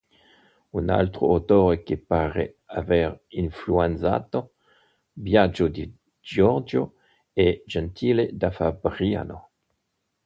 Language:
Italian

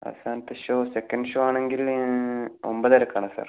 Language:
Malayalam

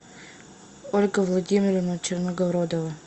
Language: Russian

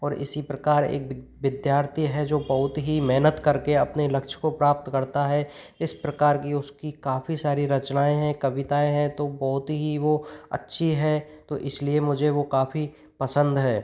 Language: Hindi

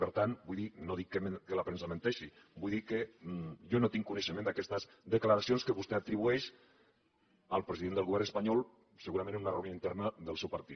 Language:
Catalan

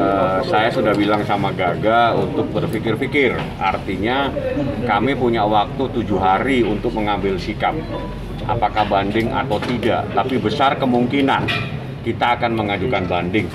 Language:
Indonesian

